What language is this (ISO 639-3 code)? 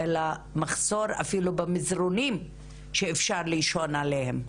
heb